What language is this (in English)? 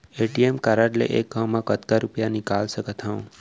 Chhattisgarhi